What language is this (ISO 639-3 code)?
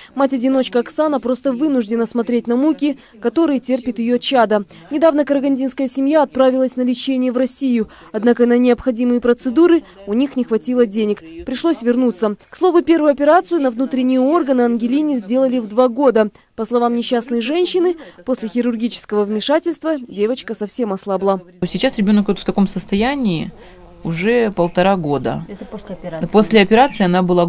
rus